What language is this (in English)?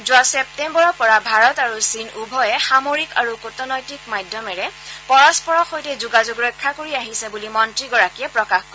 Assamese